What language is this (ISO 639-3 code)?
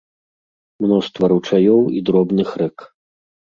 bel